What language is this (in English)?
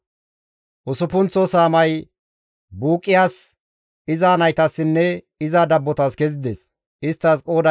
Gamo